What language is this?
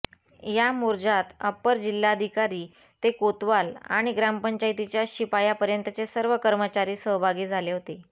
Marathi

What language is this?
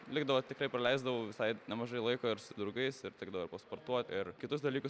Lithuanian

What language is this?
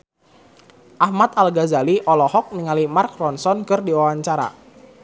Sundanese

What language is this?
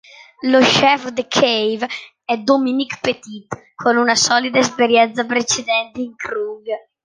Italian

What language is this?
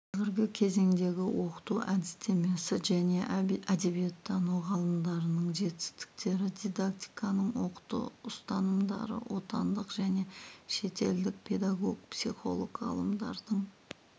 Kazakh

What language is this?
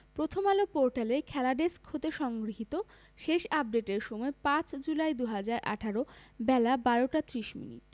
Bangla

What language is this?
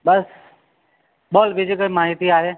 Gujarati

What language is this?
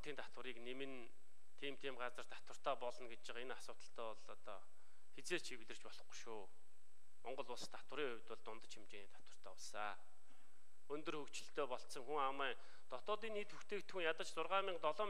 Russian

